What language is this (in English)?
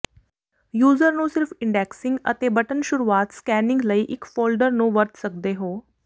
Punjabi